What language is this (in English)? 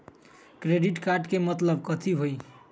Magahi